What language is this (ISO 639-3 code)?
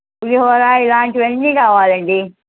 tel